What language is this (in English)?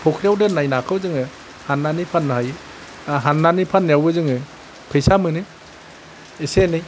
Bodo